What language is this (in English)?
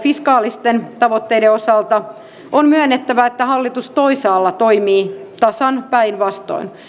Finnish